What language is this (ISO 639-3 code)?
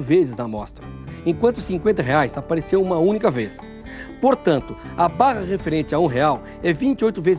por